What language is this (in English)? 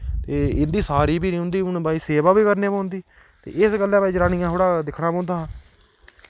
Dogri